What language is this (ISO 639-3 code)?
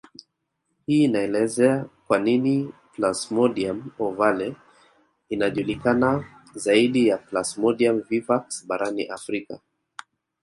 swa